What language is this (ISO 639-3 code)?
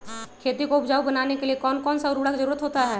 mag